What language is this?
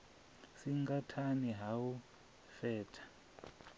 Venda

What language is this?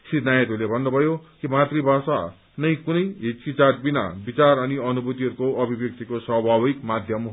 Nepali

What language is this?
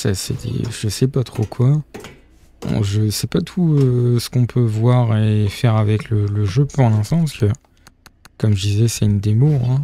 French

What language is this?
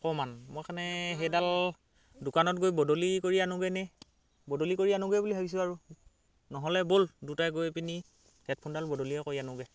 Assamese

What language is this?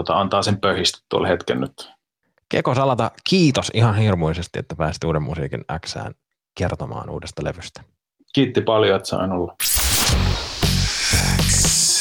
Finnish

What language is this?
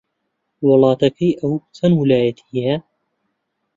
Central Kurdish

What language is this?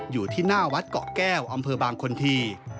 Thai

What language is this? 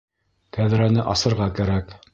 Bashkir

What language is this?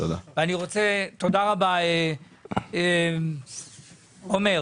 Hebrew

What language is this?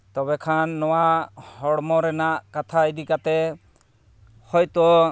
Santali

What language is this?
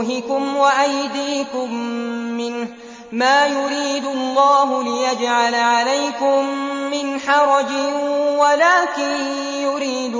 Arabic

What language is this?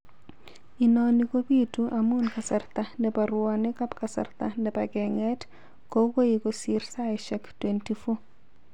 Kalenjin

